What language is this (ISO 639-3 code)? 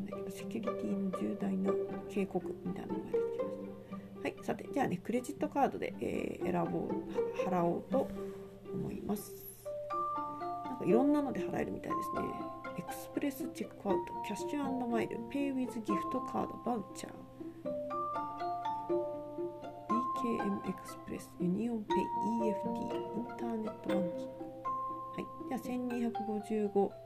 jpn